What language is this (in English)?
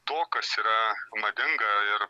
Lithuanian